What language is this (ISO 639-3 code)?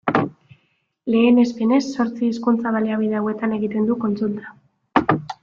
eus